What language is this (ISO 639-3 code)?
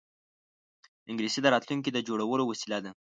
pus